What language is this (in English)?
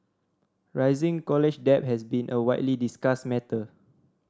English